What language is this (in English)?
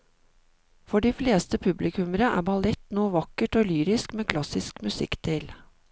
Norwegian